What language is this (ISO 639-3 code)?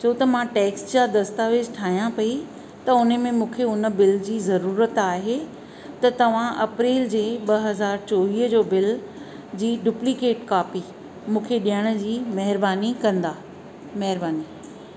snd